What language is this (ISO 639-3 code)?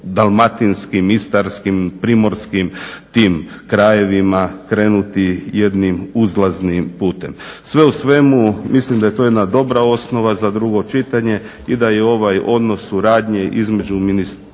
hrv